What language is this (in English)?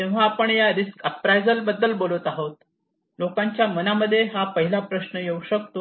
Marathi